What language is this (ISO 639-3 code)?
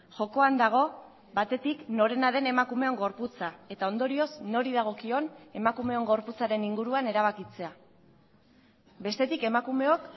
eus